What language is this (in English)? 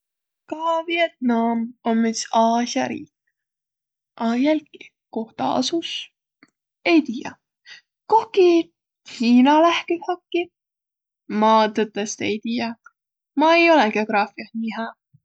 Võro